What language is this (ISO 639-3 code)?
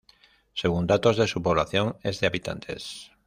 spa